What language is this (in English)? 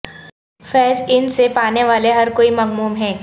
Urdu